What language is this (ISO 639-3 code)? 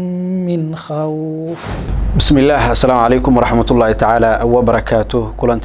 ara